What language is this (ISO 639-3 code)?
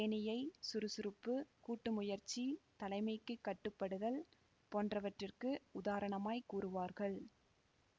tam